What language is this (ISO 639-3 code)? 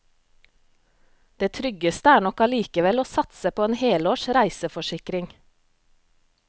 nor